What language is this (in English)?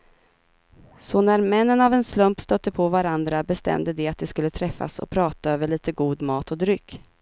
Swedish